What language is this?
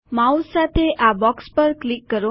Gujarati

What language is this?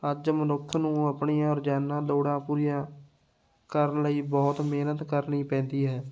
Punjabi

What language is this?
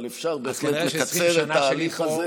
Hebrew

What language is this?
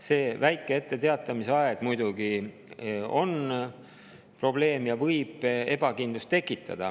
Estonian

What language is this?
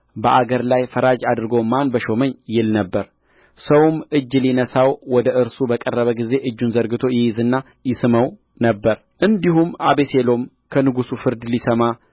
Amharic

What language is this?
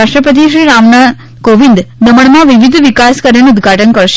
Gujarati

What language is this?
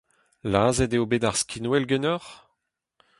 Breton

